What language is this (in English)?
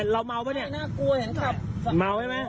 Thai